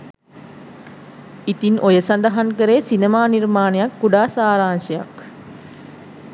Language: Sinhala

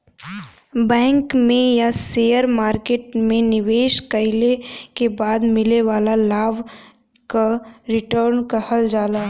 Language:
Bhojpuri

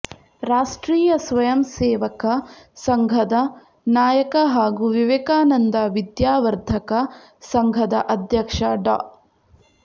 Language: Kannada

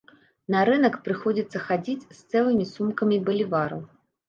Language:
Belarusian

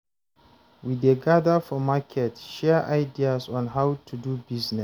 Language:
Nigerian Pidgin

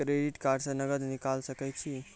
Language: Maithili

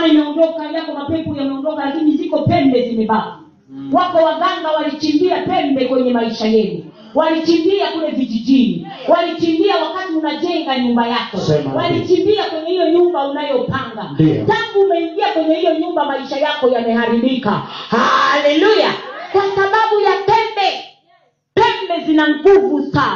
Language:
Swahili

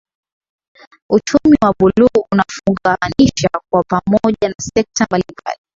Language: Swahili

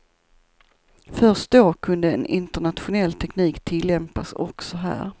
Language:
Swedish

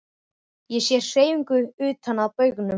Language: Icelandic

